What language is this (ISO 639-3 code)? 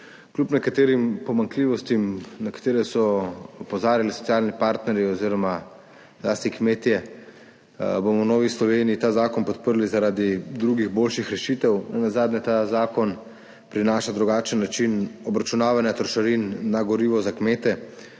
slv